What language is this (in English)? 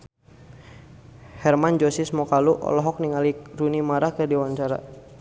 Sundanese